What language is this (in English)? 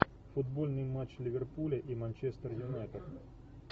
Russian